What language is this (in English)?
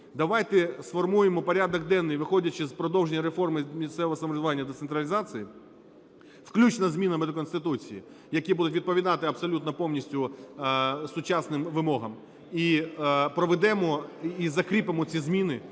Ukrainian